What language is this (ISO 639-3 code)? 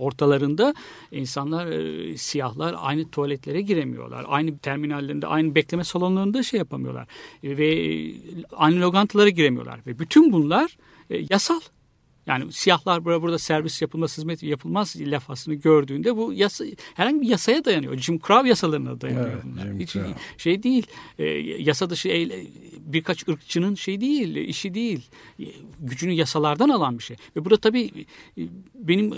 tur